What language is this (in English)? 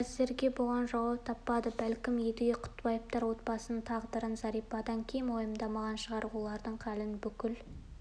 Kazakh